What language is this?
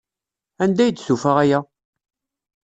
Kabyle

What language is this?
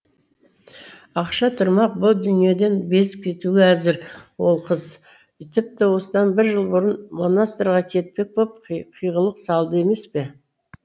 Kazakh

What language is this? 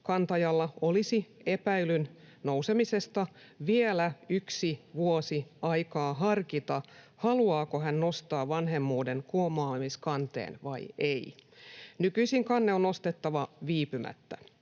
Finnish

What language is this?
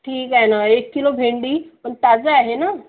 Marathi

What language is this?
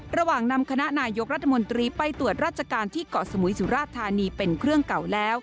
Thai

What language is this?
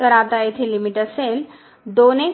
Marathi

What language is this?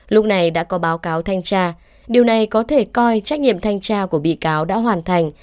Vietnamese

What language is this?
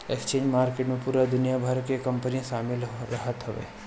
Bhojpuri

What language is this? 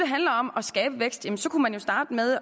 Danish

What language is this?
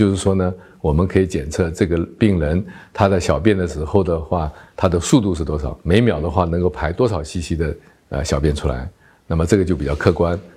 Chinese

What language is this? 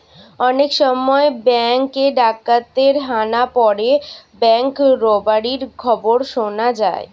Bangla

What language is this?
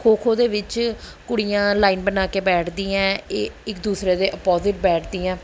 Punjabi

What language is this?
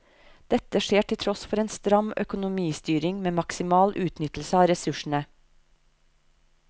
Norwegian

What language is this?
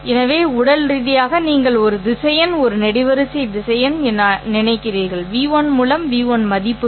Tamil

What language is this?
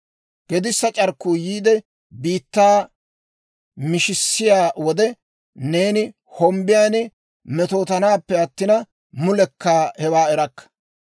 Dawro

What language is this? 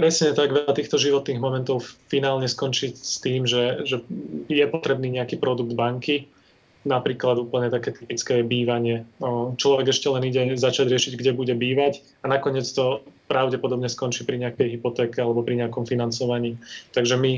Slovak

